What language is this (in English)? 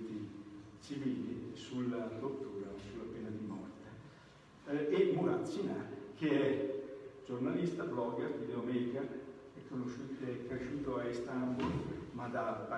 Italian